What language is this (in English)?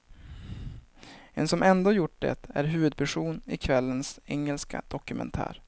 Swedish